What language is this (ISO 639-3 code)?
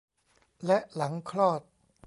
tha